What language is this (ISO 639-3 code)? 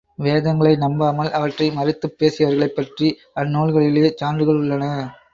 tam